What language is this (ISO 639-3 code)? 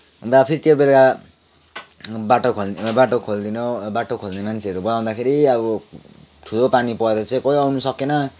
nep